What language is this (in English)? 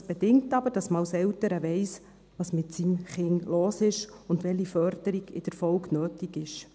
Swiss German